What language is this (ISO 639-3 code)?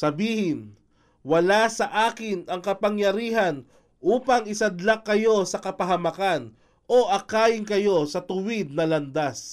fil